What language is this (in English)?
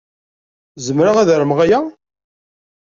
Kabyle